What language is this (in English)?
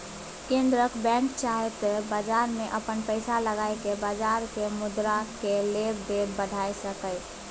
Maithili